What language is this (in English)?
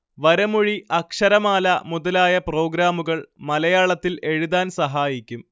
Malayalam